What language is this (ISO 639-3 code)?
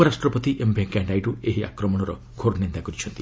ori